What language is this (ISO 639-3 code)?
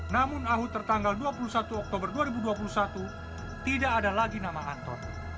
ind